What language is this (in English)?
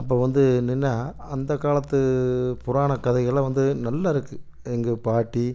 Tamil